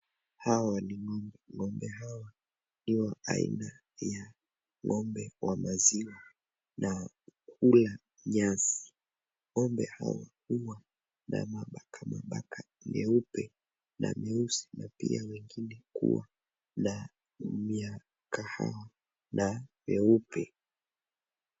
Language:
Swahili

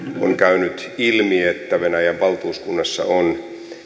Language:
Finnish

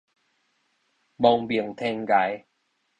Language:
Min Nan Chinese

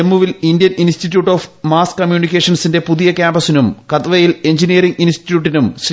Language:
Malayalam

